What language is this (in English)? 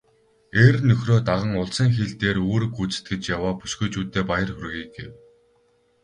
Mongolian